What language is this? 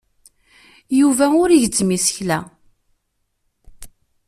Kabyle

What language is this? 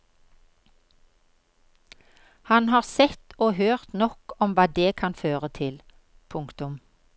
Norwegian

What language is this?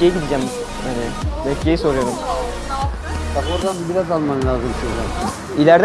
Turkish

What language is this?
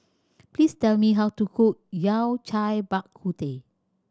English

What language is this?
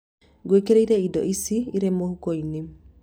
Kikuyu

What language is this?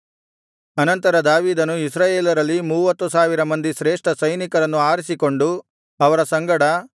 Kannada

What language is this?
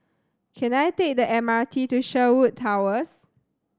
English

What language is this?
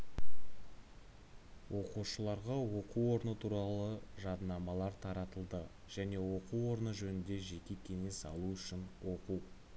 Kazakh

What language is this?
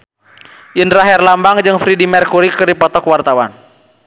Sundanese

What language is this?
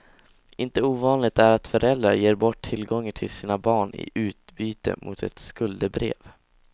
Swedish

